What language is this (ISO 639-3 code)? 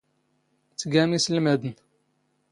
zgh